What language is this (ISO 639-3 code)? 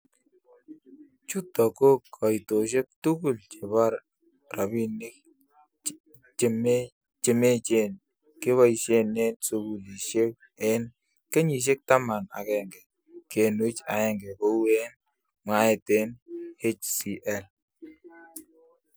kln